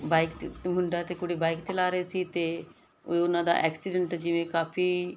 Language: Punjabi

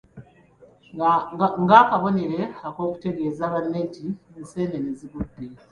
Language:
Ganda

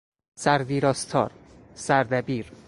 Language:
Persian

